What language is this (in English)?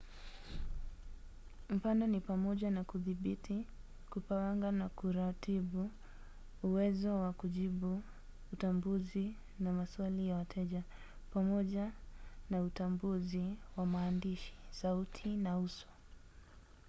Swahili